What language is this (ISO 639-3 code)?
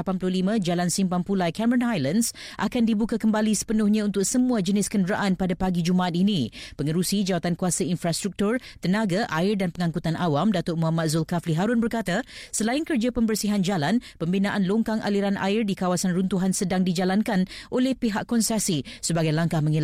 msa